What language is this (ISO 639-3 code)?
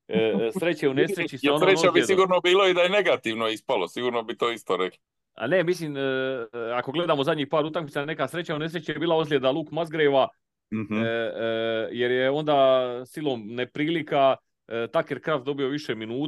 hrv